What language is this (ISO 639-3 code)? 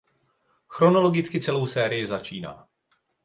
ces